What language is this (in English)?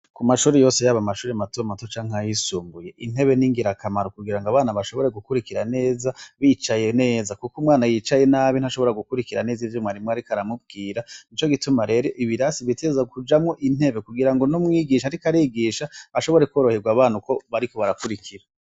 Rundi